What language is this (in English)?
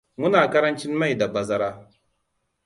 Hausa